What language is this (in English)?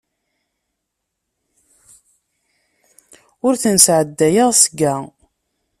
Kabyle